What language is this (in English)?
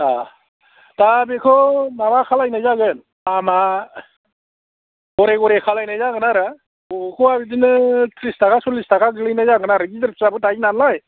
Bodo